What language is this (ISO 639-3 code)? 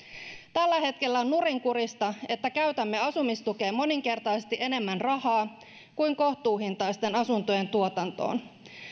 fin